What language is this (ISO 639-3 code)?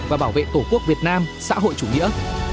vie